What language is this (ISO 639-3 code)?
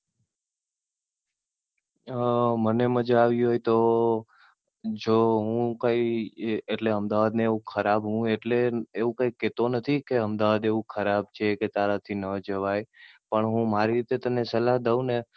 guj